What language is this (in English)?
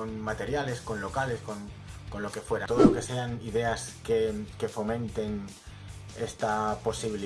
Spanish